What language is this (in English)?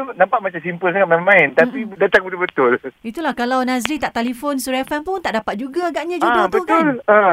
Malay